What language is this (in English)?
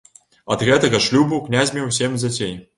Belarusian